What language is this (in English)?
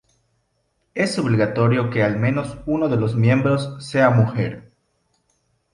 Spanish